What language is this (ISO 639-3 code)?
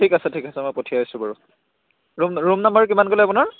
asm